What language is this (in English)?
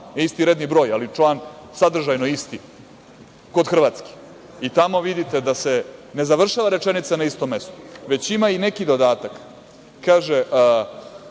Serbian